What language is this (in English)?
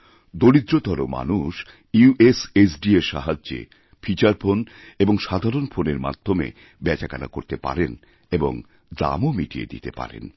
Bangla